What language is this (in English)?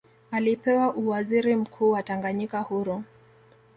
Swahili